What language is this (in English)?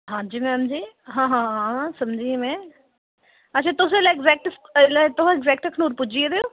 Dogri